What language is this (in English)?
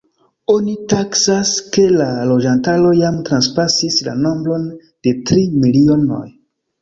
Esperanto